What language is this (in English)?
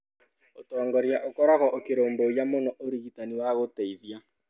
Kikuyu